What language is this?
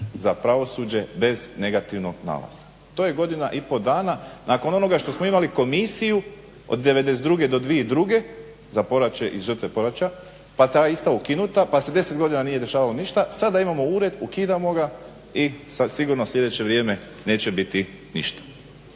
Croatian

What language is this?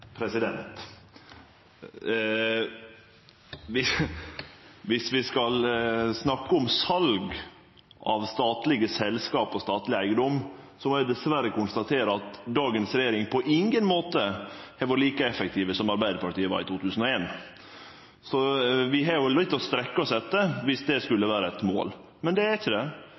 Norwegian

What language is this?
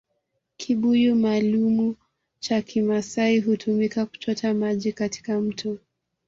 Swahili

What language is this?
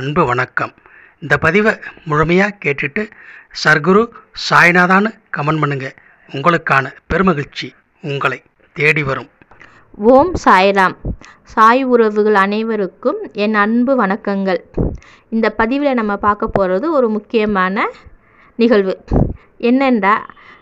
Turkish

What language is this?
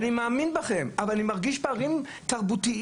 Hebrew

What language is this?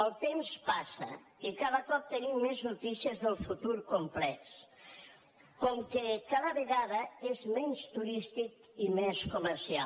Catalan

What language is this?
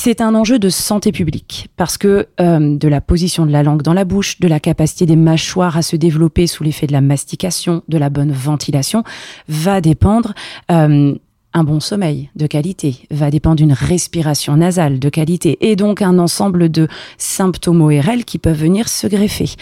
French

